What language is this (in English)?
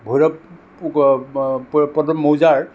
Assamese